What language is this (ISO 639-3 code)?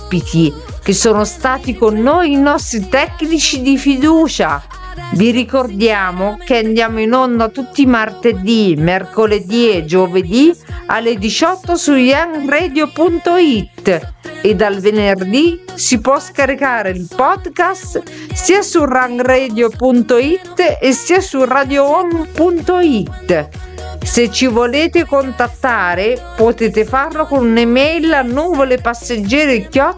ita